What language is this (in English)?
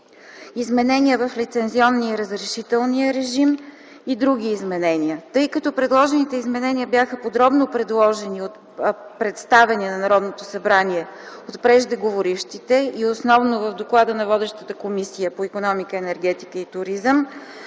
Bulgarian